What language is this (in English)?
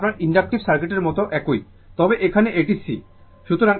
Bangla